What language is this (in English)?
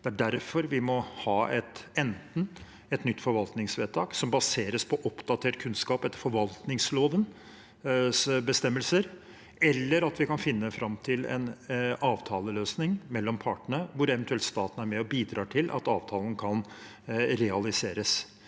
Norwegian